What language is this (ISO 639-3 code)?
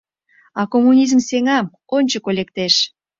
chm